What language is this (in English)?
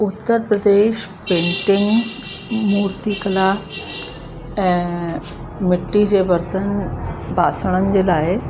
Sindhi